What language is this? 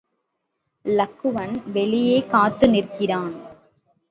Tamil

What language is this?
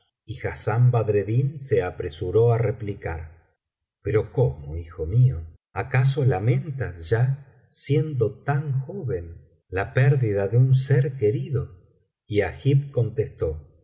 Spanish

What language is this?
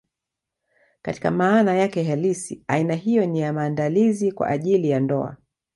Swahili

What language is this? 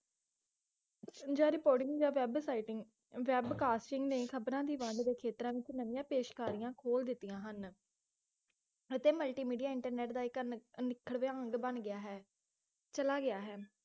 Punjabi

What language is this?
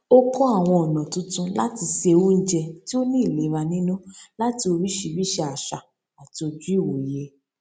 Yoruba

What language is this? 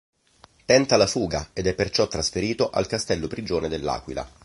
Italian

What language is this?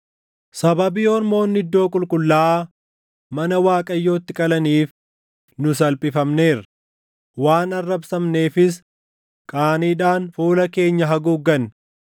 Oromo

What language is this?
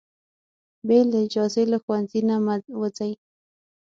Pashto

